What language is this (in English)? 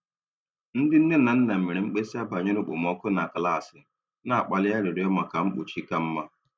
Igbo